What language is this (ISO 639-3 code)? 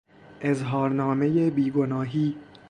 fas